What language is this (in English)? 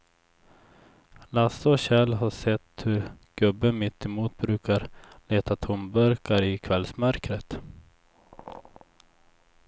Swedish